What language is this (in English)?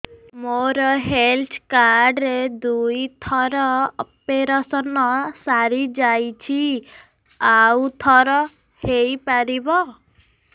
Odia